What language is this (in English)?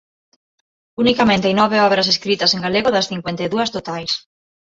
Galician